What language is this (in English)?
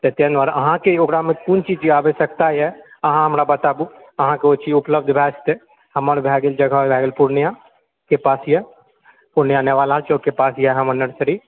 Maithili